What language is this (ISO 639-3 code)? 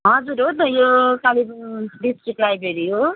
nep